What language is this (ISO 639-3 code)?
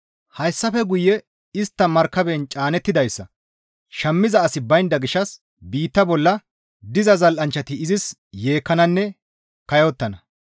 gmv